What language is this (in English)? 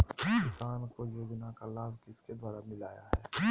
Magahi